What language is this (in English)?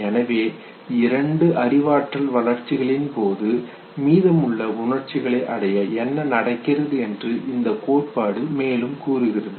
Tamil